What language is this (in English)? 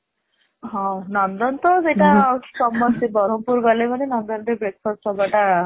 Odia